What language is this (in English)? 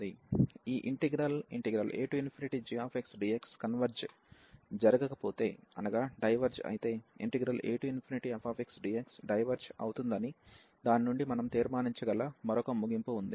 Telugu